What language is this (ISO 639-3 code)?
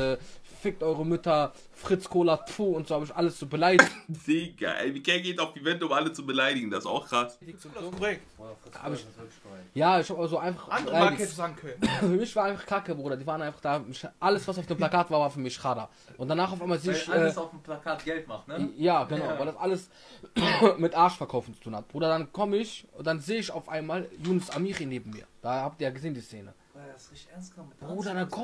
deu